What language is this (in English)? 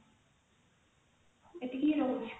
Odia